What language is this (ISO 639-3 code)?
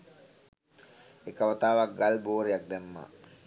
sin